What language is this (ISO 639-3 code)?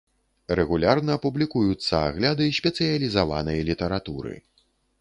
bel